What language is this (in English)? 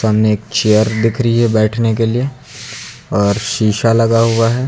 Hindi